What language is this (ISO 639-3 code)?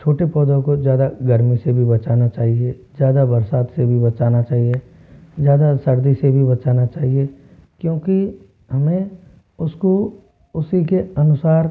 hin